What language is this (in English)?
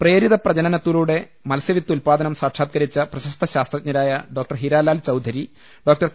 Malayalam